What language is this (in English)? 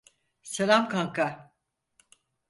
Turkish